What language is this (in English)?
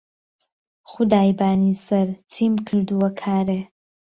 Central Kurdish